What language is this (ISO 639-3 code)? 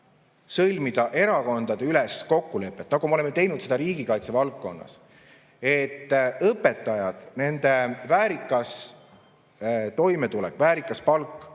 est